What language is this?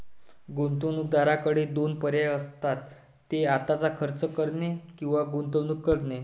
Marathi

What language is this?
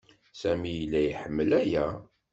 Kabyle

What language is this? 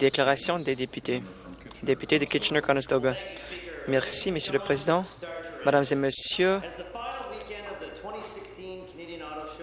French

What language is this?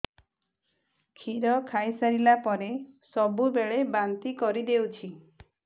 Odia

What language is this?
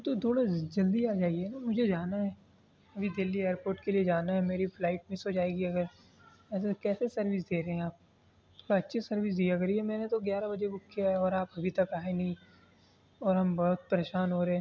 Urdu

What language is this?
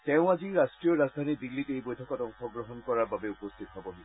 Assamese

